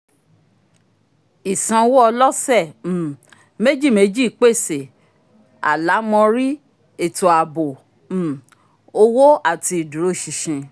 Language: Yoruba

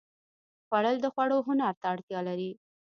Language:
Pashto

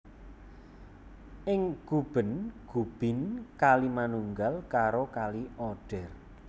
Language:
Javanese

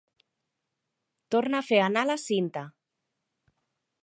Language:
Catalan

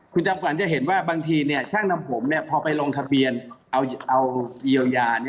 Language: Thai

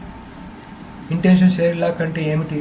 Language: Telugu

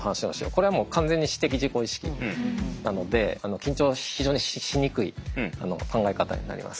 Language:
Japanese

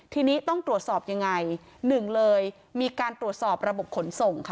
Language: Thai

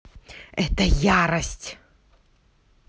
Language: Russian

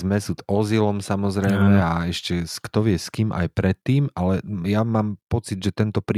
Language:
Slovak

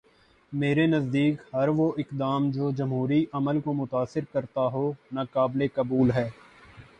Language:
Urdu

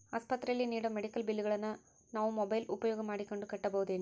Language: Kannada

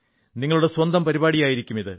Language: Malayalam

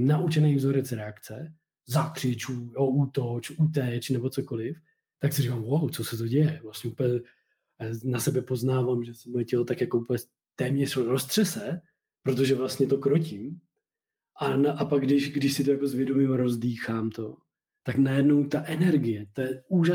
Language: Czech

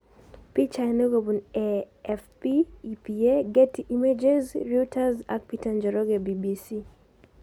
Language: Kalenjin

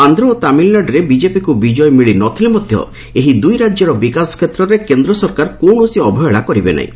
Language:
Odia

